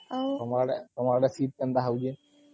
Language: Odia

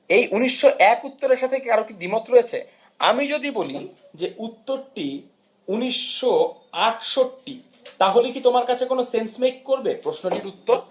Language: Bangla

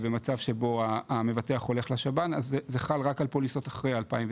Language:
Hebrew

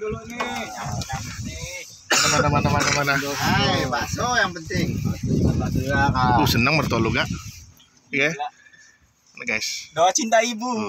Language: Indonesian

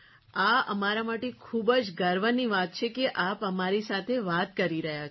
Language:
Gujarati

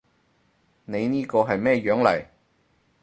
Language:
Cantonese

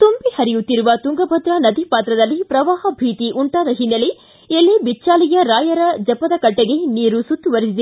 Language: Kannada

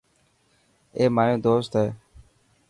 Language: Dhatki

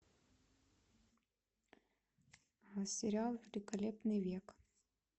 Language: Russian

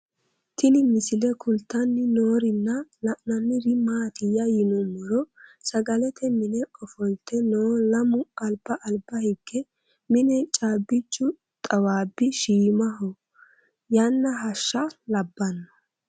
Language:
Sidamo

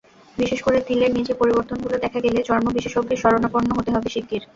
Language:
Bangla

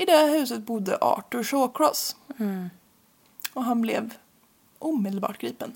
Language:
Swedish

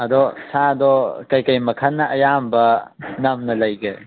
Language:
Manipuri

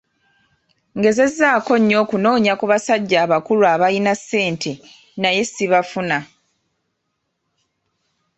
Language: Ganda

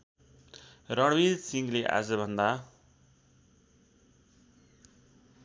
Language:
Nepali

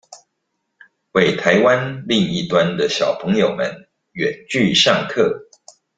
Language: Chinese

